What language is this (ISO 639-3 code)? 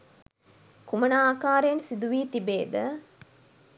sin